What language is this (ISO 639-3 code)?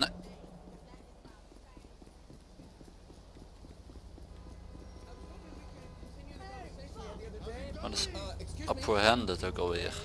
nld